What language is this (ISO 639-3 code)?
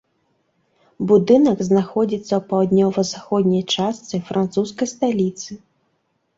bel